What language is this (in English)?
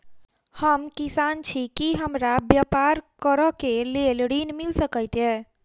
Maithili